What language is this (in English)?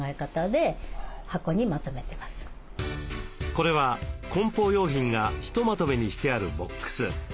Japanese